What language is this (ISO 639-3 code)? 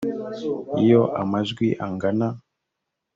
kin